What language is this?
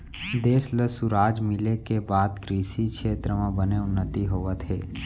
Chhattisgarhi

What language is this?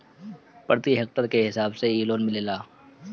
Bhojpuri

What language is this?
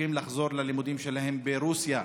Hebrew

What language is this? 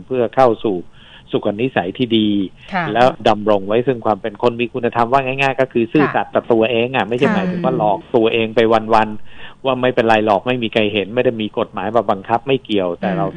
Thai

